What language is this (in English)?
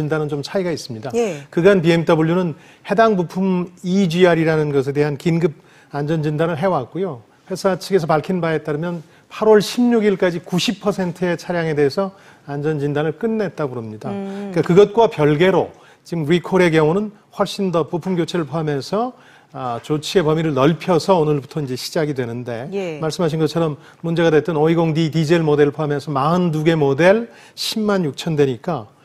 Korean